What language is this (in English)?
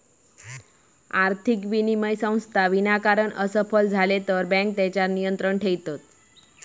Marathi